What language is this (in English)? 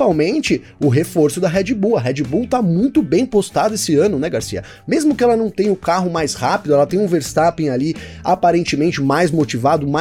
Portuguese